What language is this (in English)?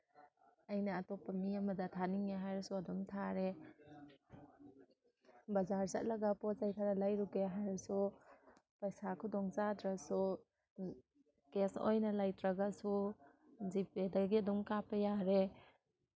Manipuri